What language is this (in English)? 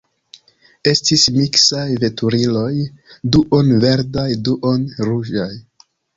Esperanto